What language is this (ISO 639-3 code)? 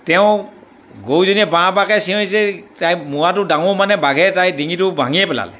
asm